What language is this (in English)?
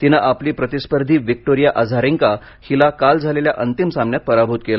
Marathi